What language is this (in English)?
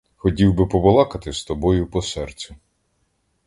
Ukrainian